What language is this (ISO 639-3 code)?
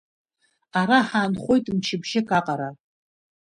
abk